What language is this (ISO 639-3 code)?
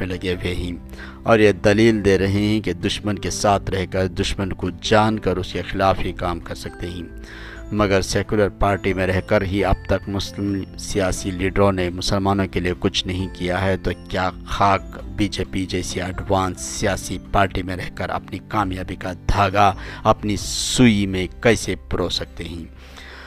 urd